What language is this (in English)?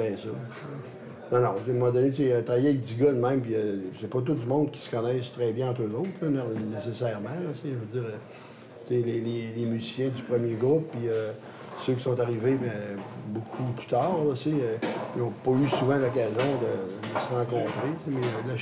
French